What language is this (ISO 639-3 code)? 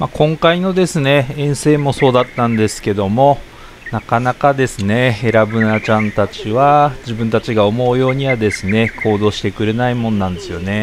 jpn